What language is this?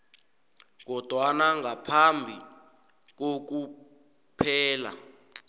South Ndebele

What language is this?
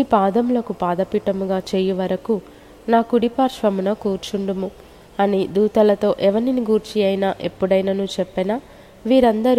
Telugu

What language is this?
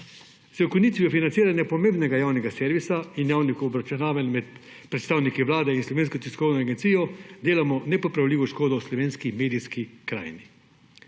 Slovenian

